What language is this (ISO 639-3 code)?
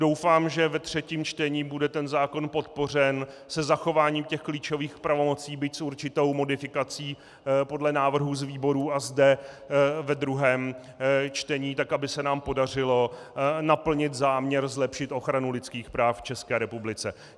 ces